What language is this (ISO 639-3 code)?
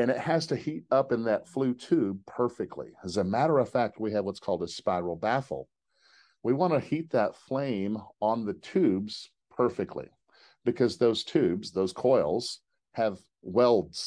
eng